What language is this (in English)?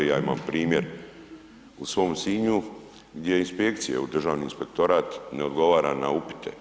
Croatian